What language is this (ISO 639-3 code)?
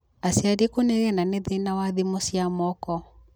kik